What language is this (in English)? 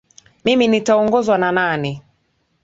Swahili